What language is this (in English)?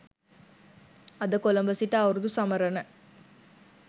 Sinhala